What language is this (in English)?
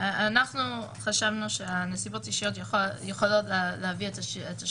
Hebrew